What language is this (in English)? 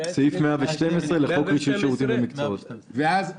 Hebrew